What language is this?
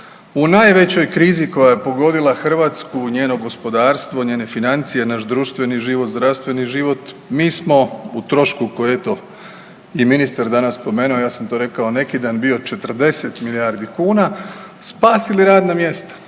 Croatian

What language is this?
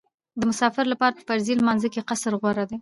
Pashto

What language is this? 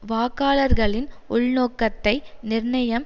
Tamil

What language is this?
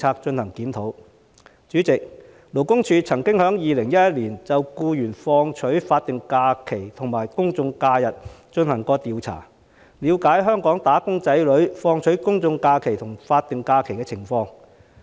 Cantonese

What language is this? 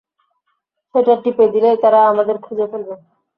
Bangla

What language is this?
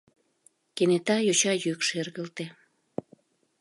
Mari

